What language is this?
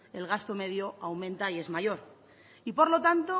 Spanish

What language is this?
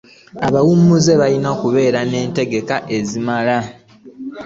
Ganda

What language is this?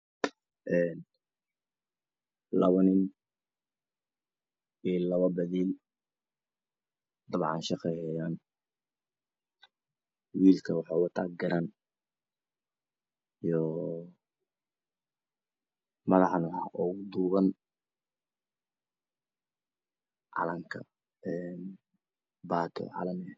Somali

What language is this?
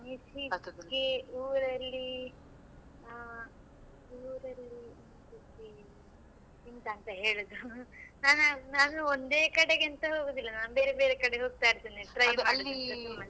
Kannada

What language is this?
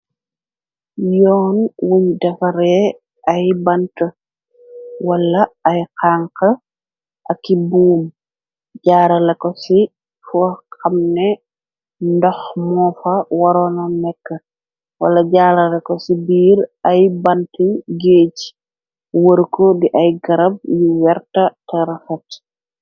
Wolof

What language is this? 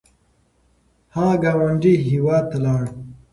Pashto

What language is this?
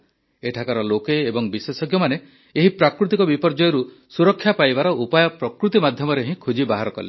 Odia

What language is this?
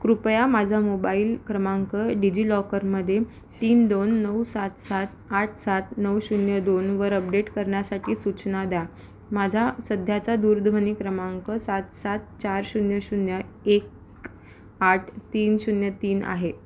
Marathi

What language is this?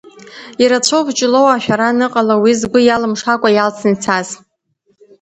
Abkhazian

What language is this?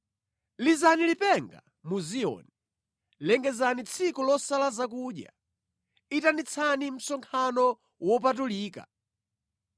Nyanja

